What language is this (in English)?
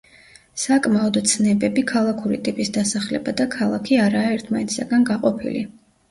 Georgian